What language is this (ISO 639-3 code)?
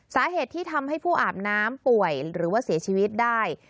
tha